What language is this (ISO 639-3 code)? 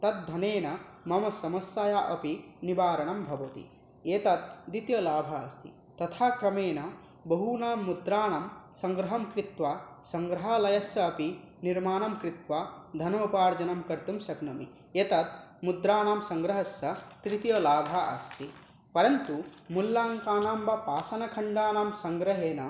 san